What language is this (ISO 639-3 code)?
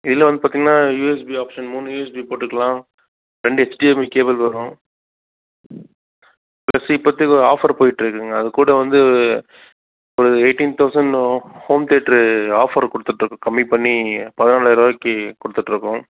tam